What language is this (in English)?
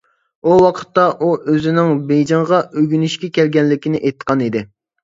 Uyghur